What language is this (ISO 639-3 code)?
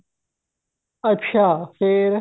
pan